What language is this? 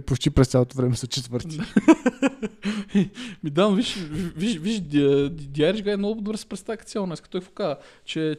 Bulgarian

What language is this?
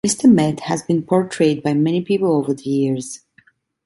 English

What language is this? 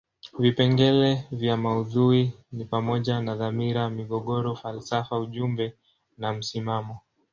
Swahili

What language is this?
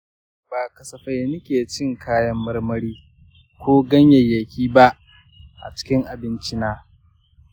Hausa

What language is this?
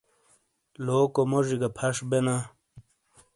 Shina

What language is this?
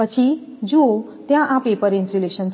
Gujarati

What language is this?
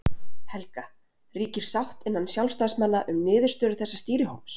Icelandic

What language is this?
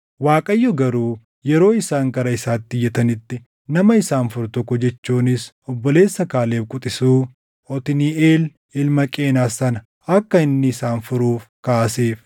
Oromo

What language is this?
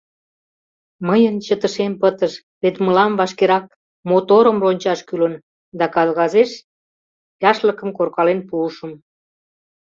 Mari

